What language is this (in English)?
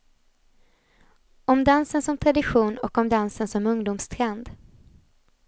Swedish